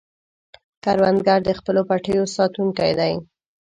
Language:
Pashto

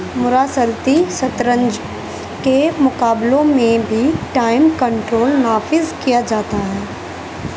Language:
Urdu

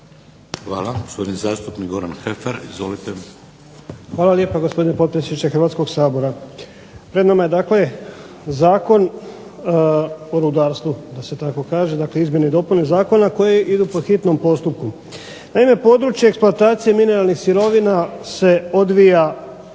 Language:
Croatian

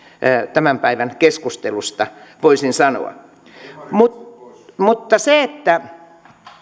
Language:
Finnish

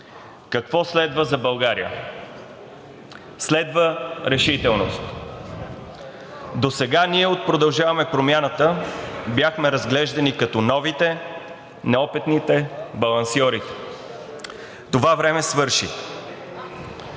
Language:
Bulgarian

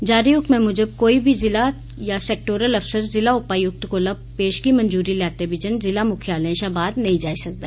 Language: Dogri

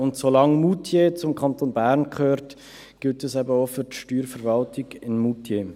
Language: Swiss German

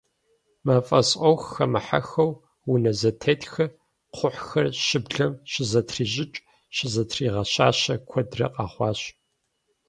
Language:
Kabardian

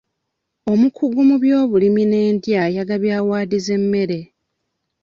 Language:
Ganda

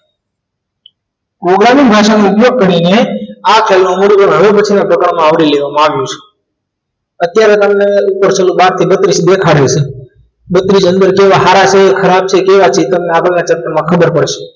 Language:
Gujarati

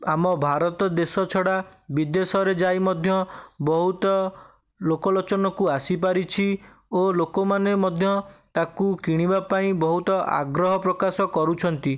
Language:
Odia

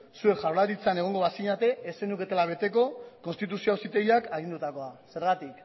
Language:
Basque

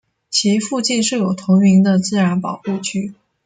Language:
Chinese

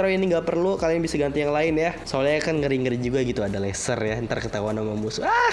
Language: Indonesian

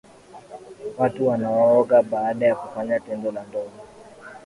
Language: Swahili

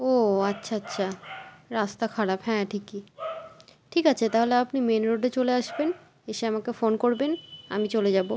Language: Bangla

